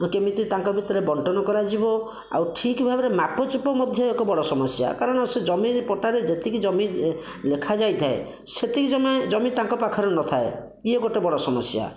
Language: Odia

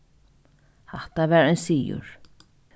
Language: Faroese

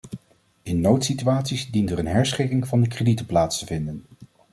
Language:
Dutch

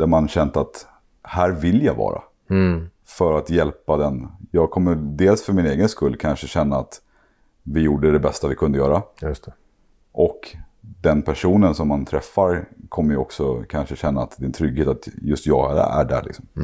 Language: Swedish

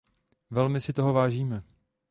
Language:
Czech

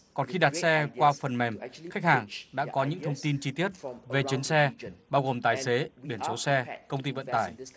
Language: Vietnamese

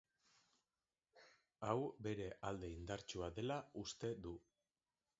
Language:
Basque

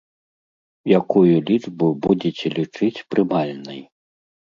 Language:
Belarusian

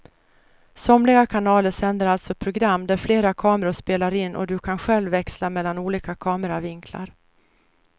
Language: Swedish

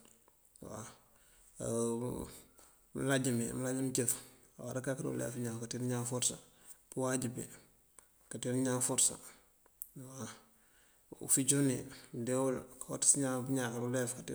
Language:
Mandjak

